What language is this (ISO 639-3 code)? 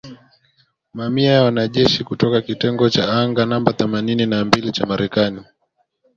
swa